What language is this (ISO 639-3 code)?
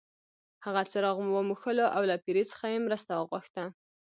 pus